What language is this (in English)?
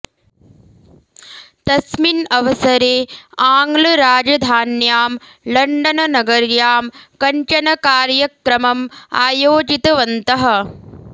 Sanskrit